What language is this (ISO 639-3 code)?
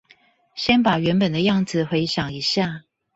zho